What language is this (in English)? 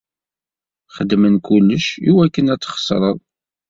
Kabyle